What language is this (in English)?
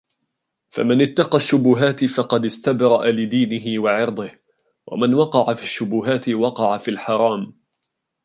Arabic